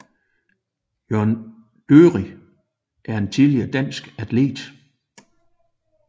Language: Danish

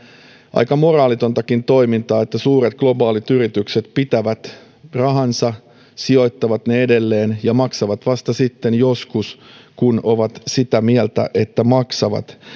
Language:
Finnish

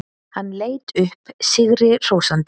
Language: Icelandic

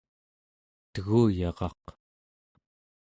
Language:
Central Yupik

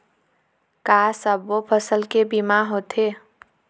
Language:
Chhattisgarhi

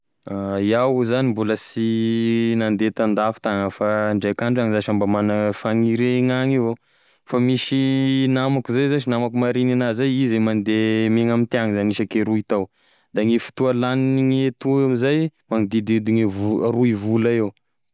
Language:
Tesaka Malagasy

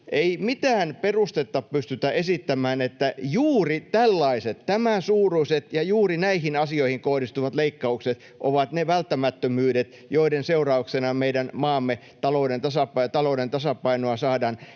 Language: Finnish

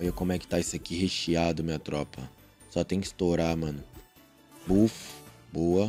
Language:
Portuguese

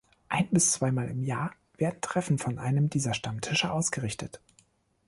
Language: German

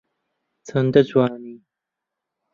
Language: Central Kurdish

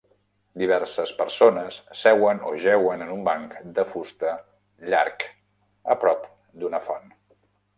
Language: Catalan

